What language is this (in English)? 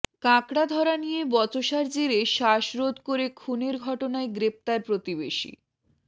Bangla